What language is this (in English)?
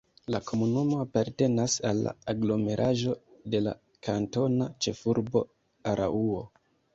Esperanto